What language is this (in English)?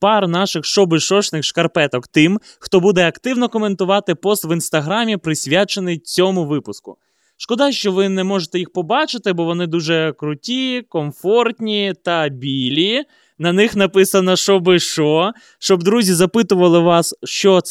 Ukrainian